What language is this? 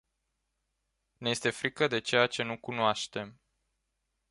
Romanian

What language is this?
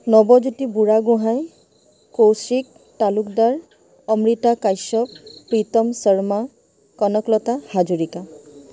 Assamese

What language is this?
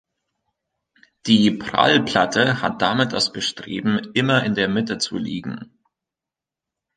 German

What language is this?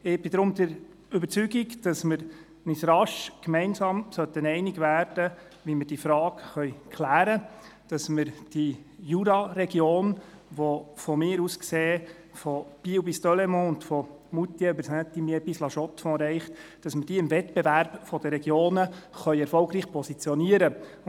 Swiss German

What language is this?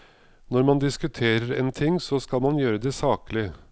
Norwegian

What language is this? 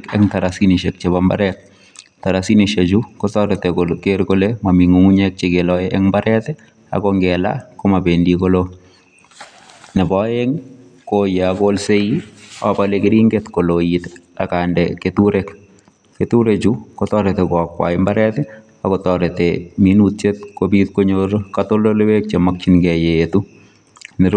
Kalenjin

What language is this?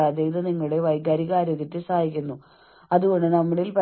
Malayalam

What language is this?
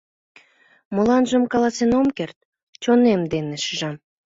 Mari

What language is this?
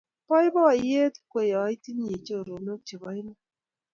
Kalenjin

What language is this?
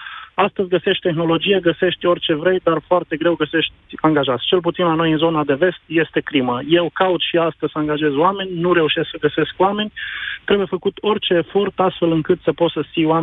Romanian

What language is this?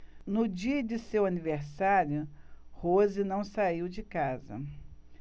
Portuguese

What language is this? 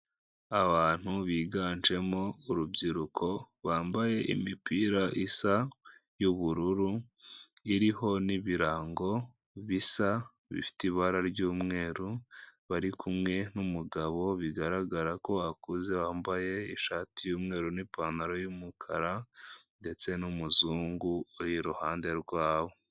Kinyarwanda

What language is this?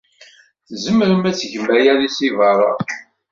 Kabyle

